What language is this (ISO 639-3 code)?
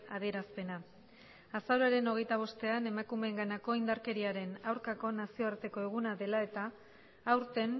eus